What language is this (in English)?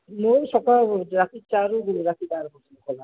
Odia